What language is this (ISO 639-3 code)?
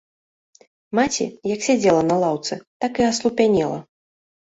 bel